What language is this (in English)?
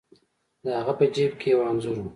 Pashto